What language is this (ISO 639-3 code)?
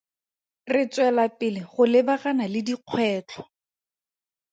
tsn